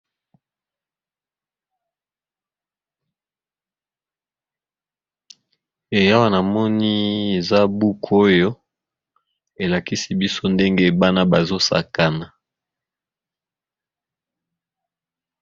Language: Lingala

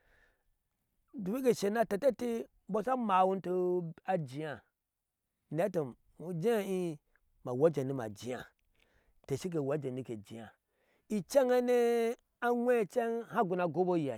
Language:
Ashe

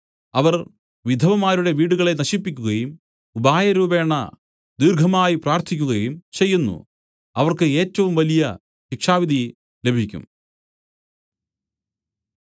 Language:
Malayalam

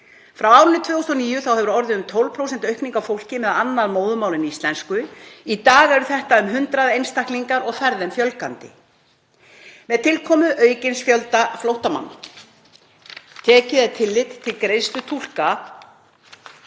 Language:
Icelandic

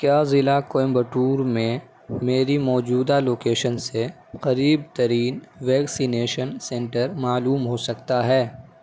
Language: Urdu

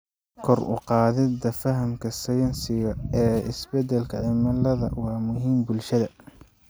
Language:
Somali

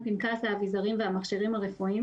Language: Hebrew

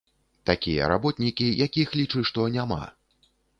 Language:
Belarusian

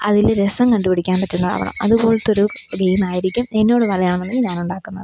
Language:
Malayalam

